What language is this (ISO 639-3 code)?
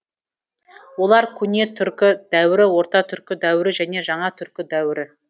kaz